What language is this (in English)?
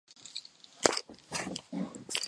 Chinese